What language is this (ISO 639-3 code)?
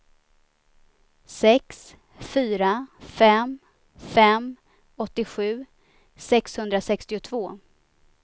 swe